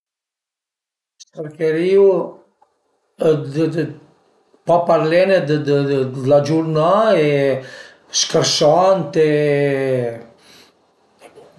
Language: Piedmontese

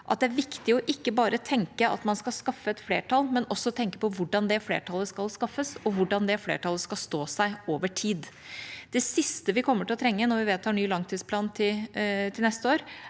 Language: Norwegian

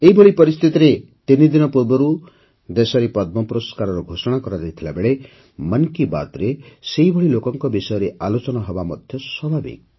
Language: Odia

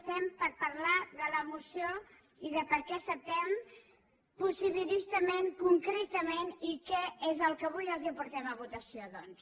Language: Catalan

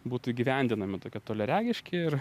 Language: Lithuanian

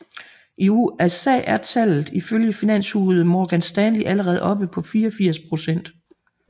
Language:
Danish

